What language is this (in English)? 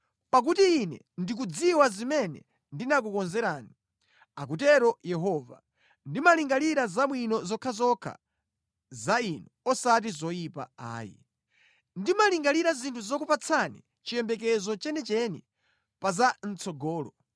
Nyanja